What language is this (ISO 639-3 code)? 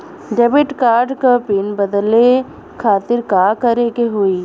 bho